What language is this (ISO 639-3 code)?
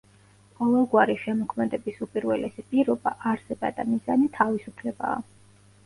kat